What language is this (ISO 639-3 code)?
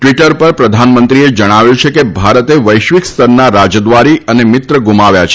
guj